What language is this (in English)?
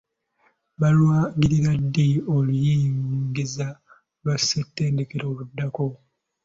Ganda